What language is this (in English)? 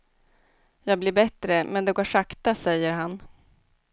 Swedish